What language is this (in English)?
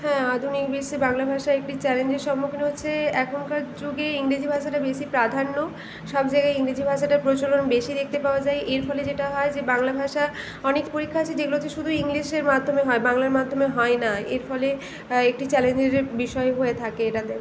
Bangla